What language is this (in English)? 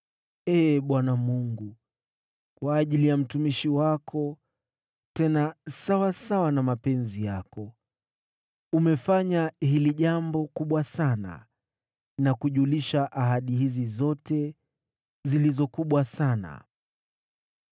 Swahili